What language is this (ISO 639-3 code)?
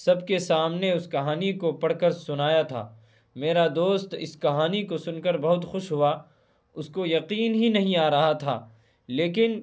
urd